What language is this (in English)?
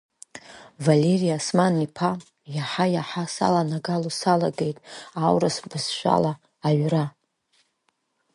Abkhazian